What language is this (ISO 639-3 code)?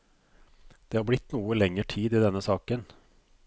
nor